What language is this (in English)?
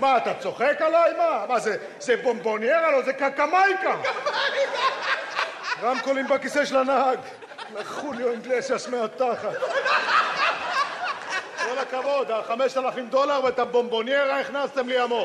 Hebrew